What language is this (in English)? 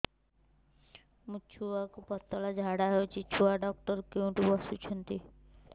Odia